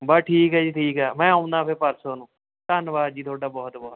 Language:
Punjabi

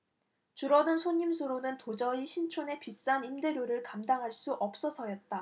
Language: Korean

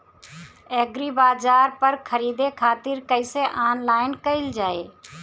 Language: Bhojpuri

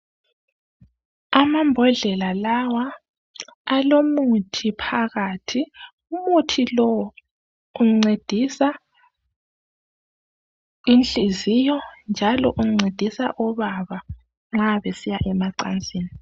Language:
North Ndebele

